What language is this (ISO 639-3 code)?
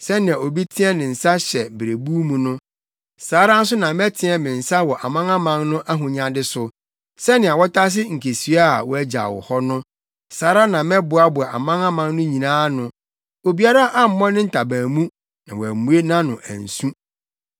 aka